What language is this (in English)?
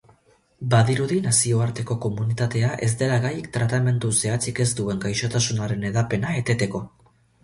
Basque